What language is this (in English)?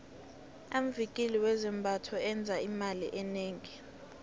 South Ndebele